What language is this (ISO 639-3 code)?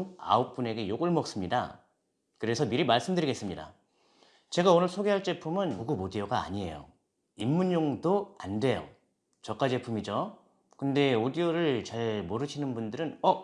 kor